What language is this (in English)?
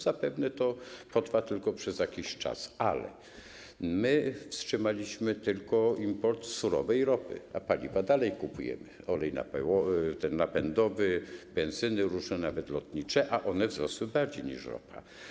Polish